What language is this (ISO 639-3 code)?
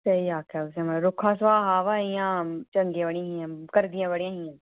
doi